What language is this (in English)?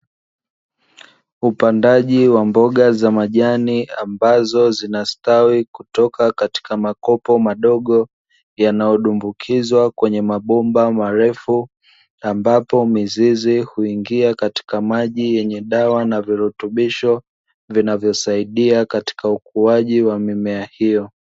Swahili